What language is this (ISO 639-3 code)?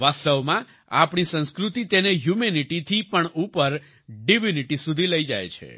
guj